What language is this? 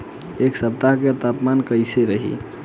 Bhojpuri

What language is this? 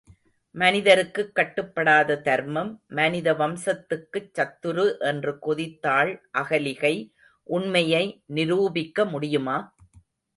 Tamil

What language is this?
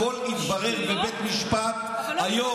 Hebrew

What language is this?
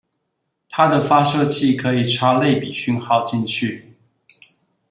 Chinese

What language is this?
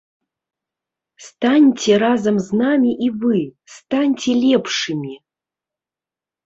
Belarusian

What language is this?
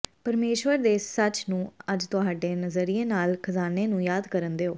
Punjabi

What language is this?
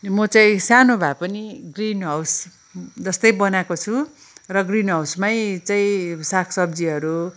Nepali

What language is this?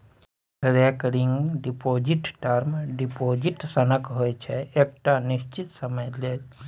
Maithili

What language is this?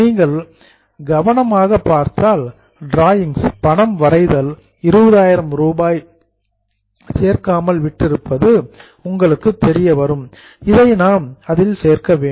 Tamil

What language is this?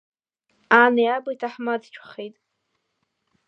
Abkhazian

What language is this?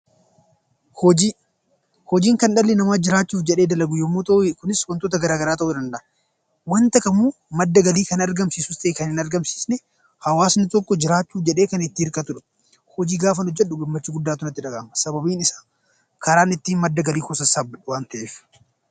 Oromo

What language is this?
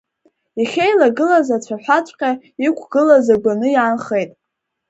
Abkhazian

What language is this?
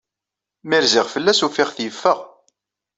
Kabyle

